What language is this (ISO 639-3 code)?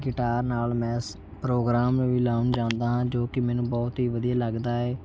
pan